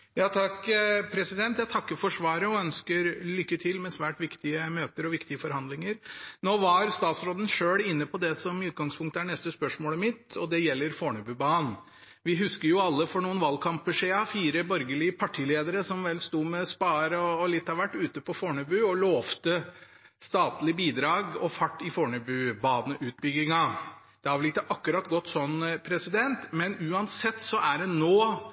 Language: Norwegian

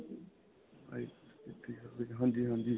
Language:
Punjabi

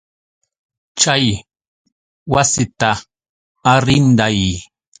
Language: Yauyos Quechua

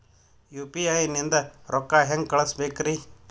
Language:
Kannada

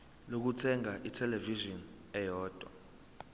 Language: Zulu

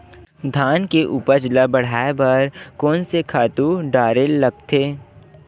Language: Chhattisgarhi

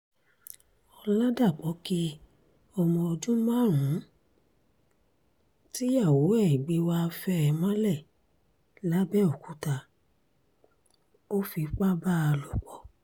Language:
Yoruba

